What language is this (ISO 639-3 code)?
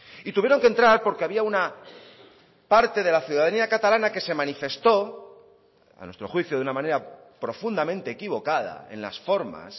spa